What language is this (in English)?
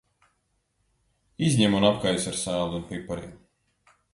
Latvian